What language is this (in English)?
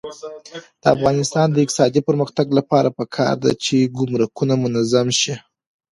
Pashto